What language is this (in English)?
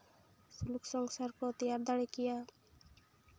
Santali